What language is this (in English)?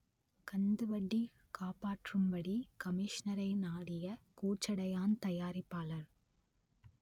Tamil